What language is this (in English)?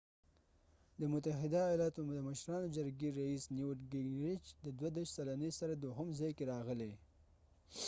Pashto